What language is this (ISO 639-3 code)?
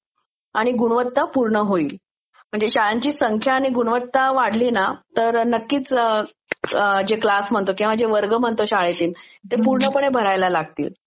mar